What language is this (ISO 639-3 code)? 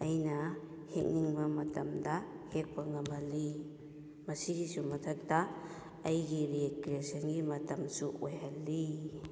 mni